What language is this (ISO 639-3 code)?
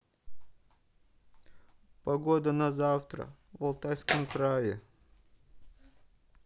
rus